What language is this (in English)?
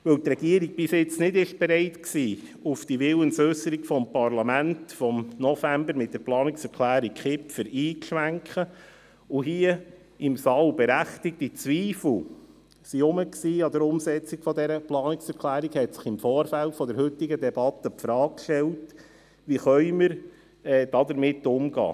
Swiss German